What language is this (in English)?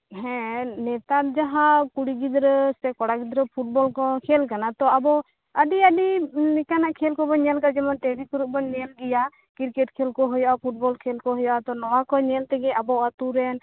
Santali